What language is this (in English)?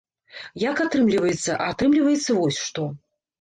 Belarusian